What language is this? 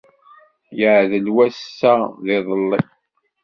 Kabyle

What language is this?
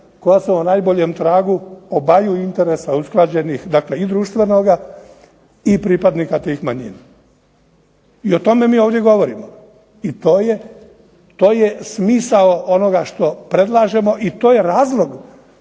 Croatian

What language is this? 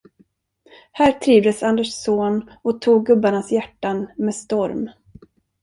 Swedish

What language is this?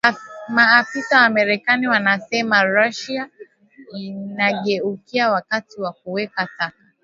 Swahili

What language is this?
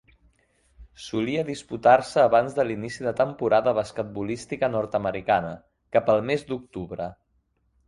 Catalan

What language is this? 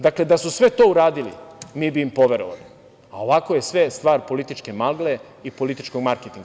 Serbian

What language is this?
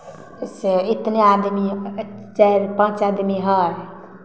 Maithili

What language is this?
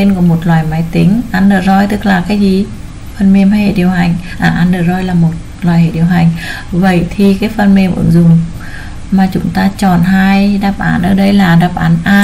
Vietnamese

